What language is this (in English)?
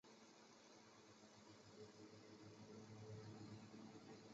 Chinese